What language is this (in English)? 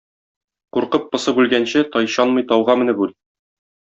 Tatar